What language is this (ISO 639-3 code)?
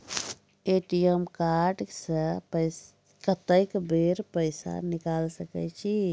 mai